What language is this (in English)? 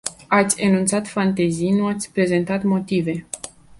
Romanian